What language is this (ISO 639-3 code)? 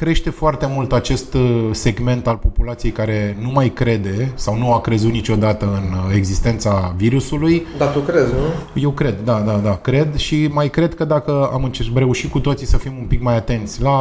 ron